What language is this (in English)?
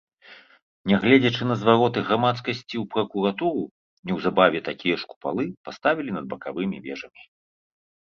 Belarusian